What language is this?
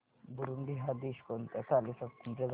Marathi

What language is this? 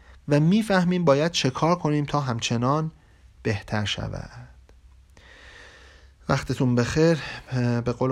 Persian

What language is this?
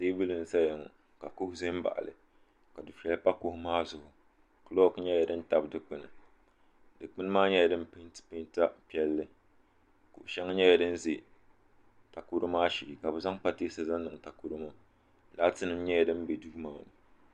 Dagbani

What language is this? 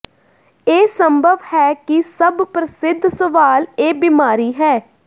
Punjabi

